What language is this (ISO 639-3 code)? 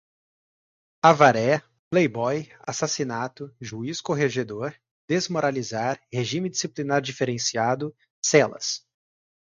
por